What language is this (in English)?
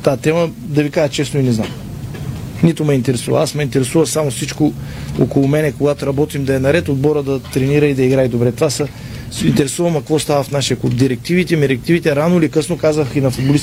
Bulgarian